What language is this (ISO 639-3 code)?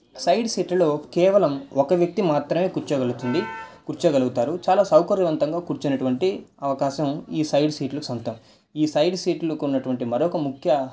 tel